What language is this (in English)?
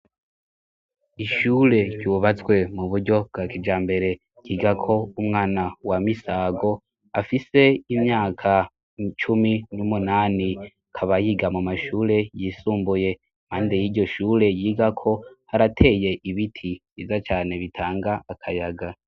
Rundi